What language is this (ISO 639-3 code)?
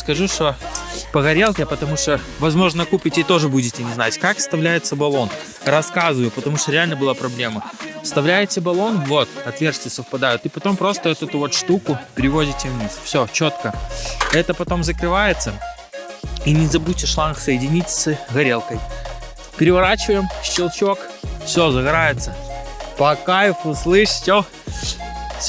rus